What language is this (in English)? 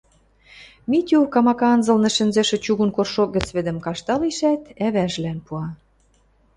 Western Mari